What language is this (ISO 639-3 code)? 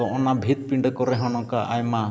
sat